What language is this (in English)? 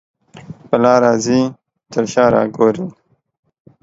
Pashto